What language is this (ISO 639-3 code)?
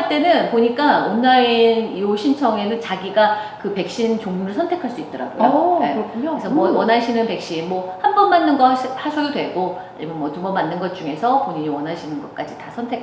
kor